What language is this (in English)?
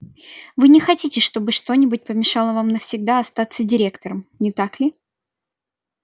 Russian